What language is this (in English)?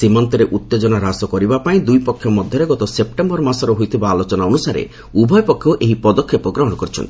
Odia